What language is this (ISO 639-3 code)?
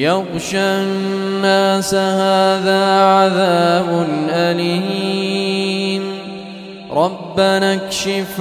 ara